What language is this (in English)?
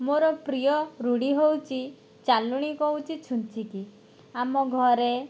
Odia